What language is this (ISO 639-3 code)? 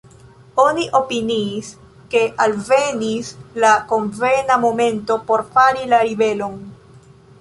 epo